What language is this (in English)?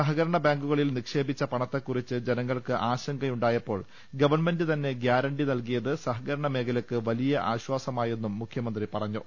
Malayalam